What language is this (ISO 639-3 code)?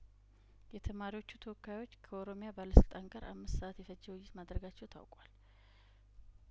amh